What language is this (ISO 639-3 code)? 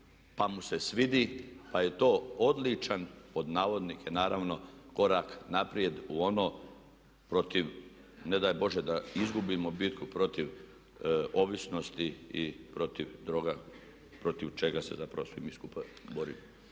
hrv